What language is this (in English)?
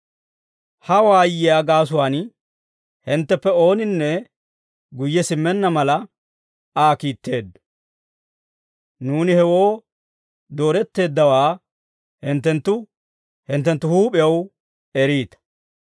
Dawro